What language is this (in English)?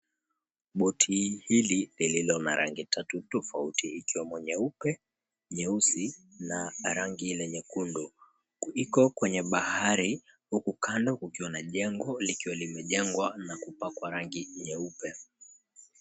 Swahili